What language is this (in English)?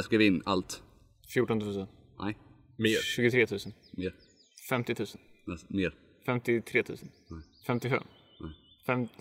Swedish